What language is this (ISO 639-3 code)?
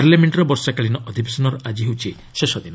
ori